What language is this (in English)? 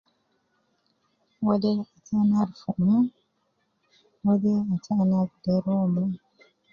Nubi